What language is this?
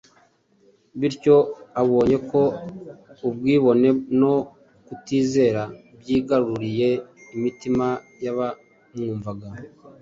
Kinyarwanda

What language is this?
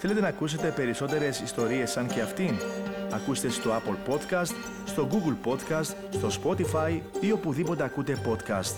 Greek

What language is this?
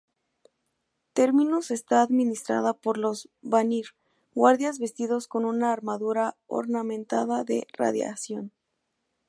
Spanish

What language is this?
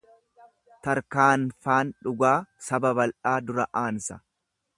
Oromo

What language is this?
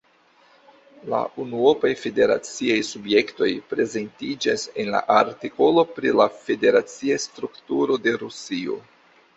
Esperanto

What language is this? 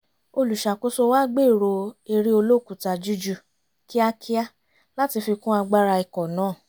Yoruba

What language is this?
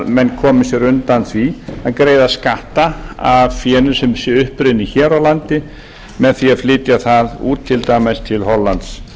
Icelandic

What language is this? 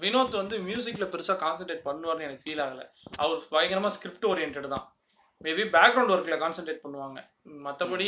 Tamil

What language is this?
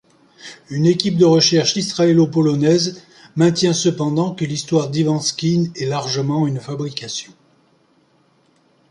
French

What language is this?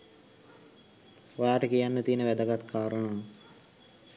Sinhala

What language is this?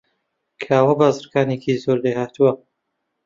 Central Kurdish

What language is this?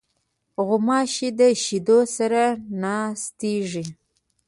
Pashto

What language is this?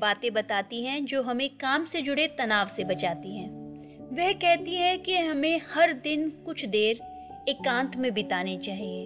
Hindi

